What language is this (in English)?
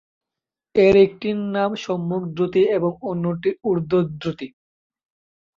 Bangla